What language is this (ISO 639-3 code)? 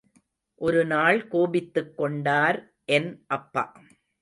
tam